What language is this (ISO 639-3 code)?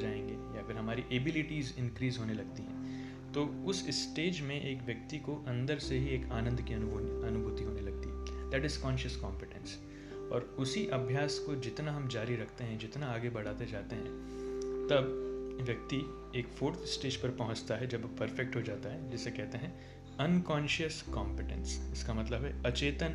hin